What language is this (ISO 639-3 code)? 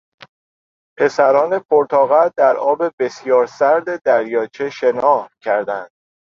fas